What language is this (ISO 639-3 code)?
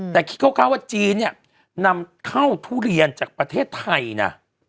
tha